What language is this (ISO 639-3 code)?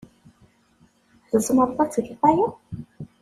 kab